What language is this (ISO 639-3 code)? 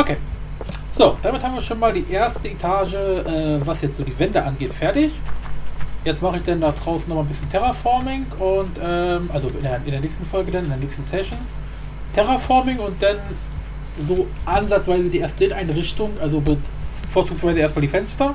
deu